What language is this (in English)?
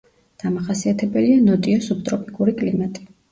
Georgian